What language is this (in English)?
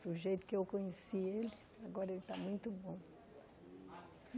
Portuguese